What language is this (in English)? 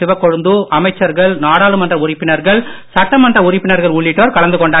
Tamil